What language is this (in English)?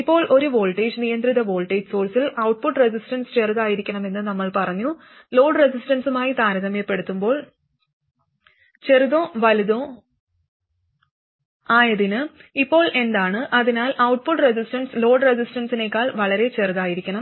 Malayalam